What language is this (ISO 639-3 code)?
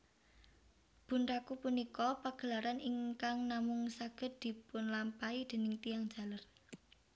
jav